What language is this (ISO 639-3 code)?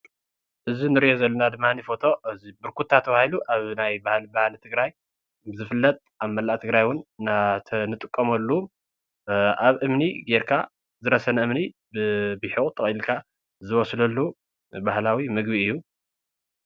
tir